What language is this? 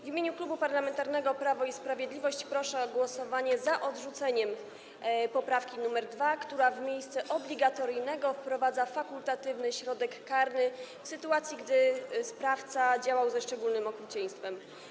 Polish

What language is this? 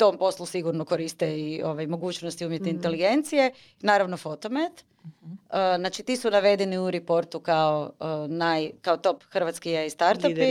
Croatian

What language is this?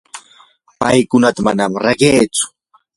Yanahuanca Pasco Quechua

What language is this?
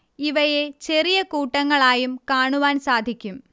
Malayalam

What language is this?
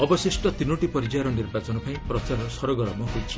Odia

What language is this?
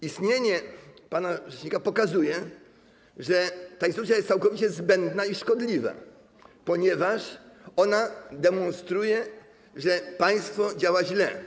Polish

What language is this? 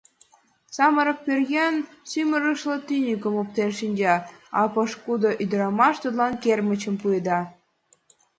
Mari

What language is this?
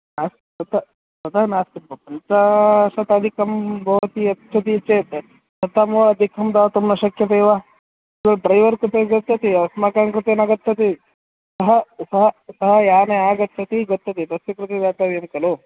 Sanskrit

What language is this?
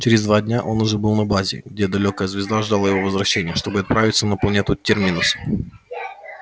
Russian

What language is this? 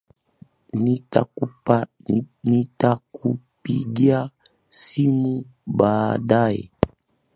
Swahili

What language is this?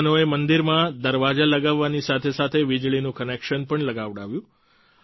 Gujarati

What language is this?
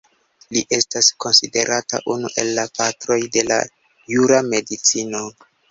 Esperanto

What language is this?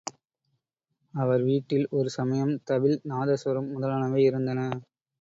Tamil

